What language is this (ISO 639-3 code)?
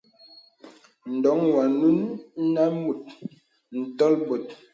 beb